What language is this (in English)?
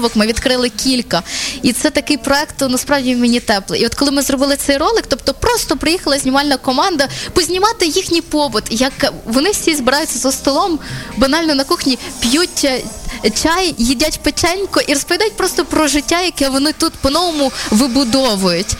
Ukrainian